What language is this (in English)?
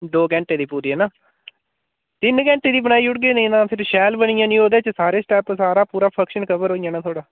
Dogri